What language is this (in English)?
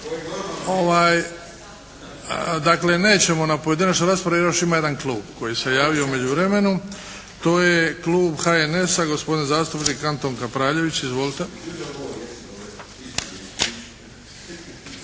Croatian